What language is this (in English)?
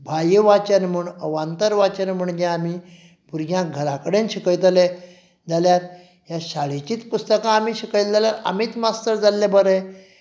Konkani